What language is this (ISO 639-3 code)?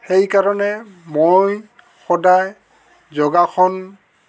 asm